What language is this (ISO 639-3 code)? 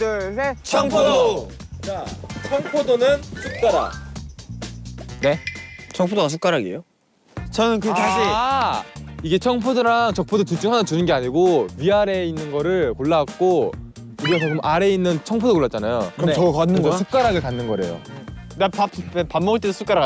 kor